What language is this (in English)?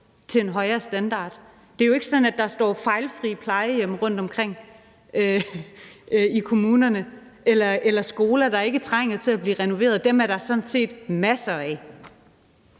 Danish